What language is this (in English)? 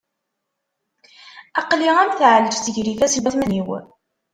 Kabyle